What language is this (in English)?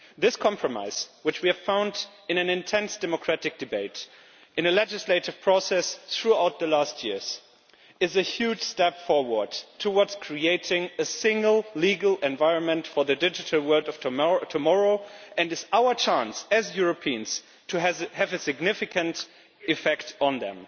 English